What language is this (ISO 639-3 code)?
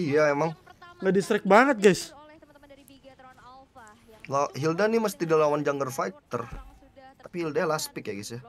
ind